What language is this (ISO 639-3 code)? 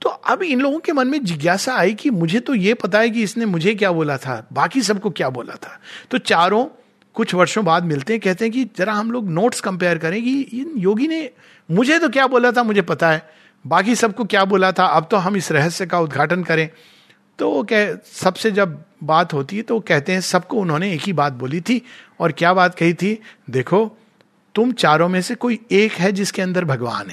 hin